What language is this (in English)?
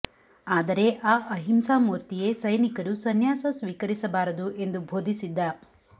Kannada